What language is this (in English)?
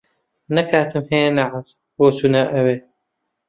Central Kurdish